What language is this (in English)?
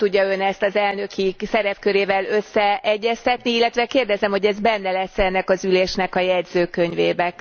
Hungarian